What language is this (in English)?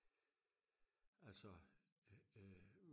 Danish